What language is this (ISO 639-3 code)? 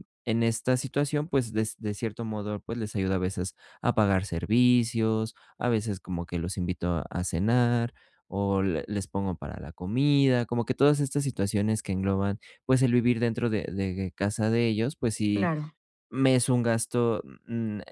spa